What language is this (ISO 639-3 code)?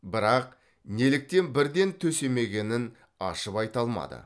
kaz